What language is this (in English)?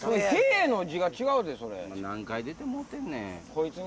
Japanese